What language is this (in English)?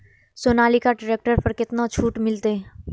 Maithili